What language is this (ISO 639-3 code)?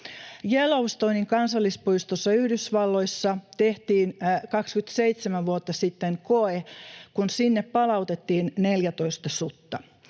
fin